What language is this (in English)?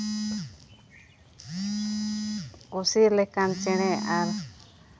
Santali